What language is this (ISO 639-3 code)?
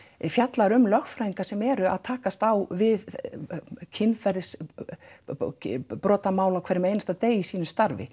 isl